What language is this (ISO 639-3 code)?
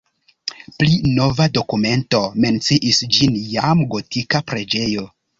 epo